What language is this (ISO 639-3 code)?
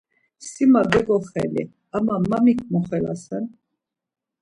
lzz